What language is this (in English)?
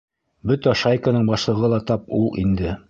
Bashkir